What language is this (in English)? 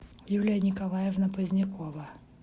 Russian